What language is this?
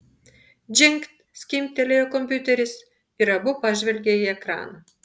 Lithuanian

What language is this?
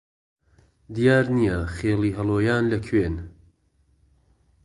Central Kurdish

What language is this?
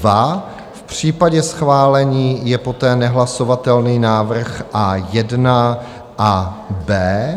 Czech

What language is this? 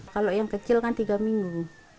Indonesian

